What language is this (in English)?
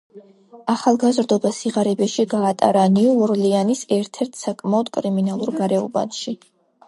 Georgian